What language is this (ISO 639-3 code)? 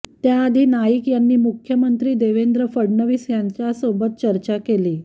mar